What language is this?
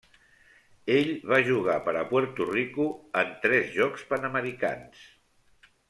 Catalan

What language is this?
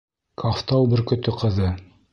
Bashkir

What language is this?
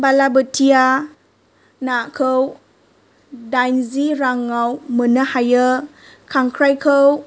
Bodo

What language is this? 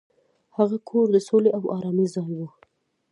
Pashto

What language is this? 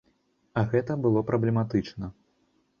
Belarusian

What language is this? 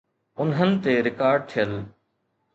Sindhi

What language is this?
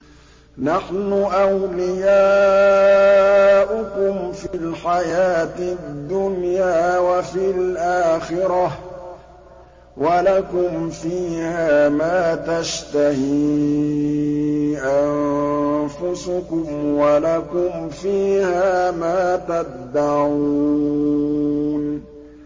Arabic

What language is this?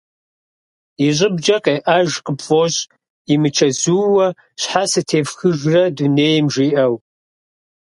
Kabardian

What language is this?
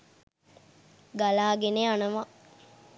Sinhala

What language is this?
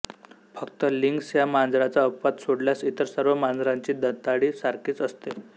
Marathi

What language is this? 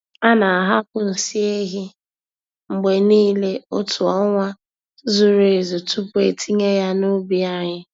Igbo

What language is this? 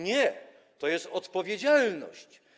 Polish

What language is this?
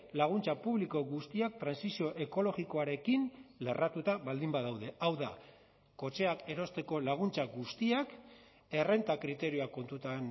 Basque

